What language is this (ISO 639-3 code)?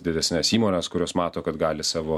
lit